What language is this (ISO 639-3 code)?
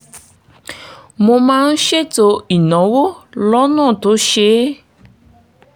yor